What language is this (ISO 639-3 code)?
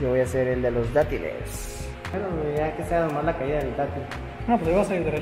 spa